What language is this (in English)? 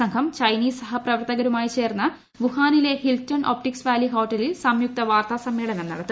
Malayalam